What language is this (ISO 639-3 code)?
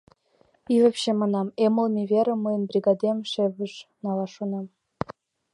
chm